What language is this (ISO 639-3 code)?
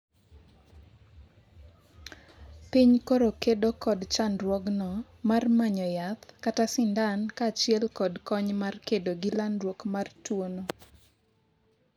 luo